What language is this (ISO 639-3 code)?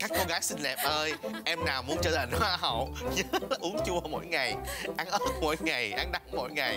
vie